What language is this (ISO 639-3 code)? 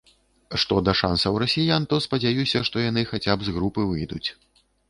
bel